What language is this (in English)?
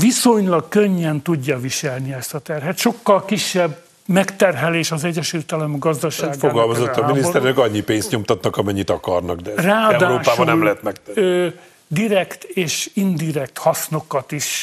Hungarian